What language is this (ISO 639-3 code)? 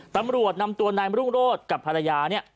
tha